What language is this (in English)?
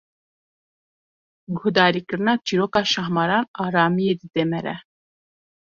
Kurdish